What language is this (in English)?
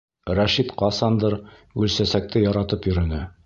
Bashkir